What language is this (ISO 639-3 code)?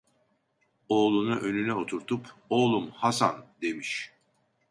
tur